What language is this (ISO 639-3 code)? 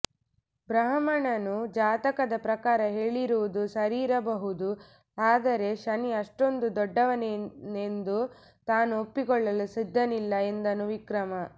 kan